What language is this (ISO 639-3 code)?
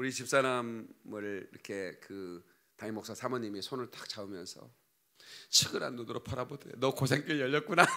kor